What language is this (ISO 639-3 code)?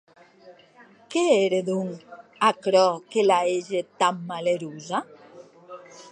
oci